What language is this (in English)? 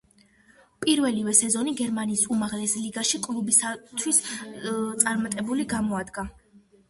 Georgian